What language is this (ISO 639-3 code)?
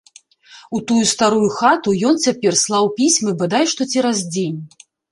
bel